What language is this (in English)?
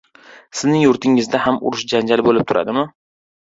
Uzbek